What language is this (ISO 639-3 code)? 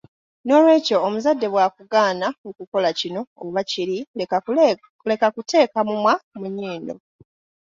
lug